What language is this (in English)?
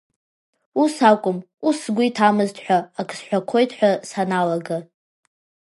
Abkhazian